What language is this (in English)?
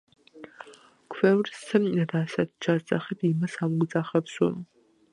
Georgian